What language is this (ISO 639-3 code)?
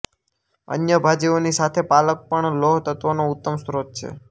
guj